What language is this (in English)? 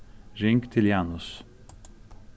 Faroese